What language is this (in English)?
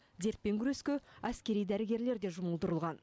Kazakh